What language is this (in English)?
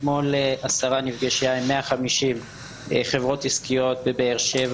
Hebrew